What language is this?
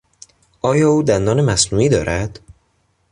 Persian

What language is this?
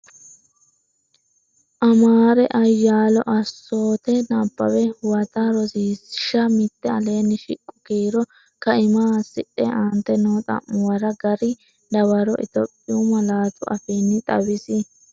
Sidamo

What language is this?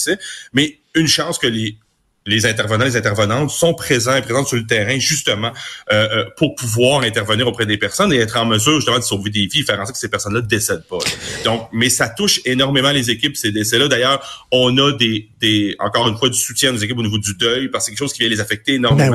French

